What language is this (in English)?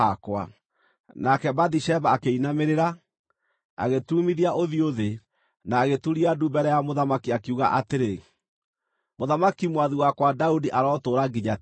Kikuyu